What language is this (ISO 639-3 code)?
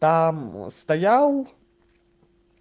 rus